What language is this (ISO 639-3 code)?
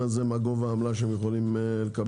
heb